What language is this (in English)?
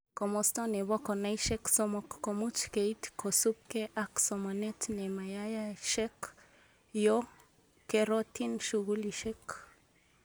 Kalenjin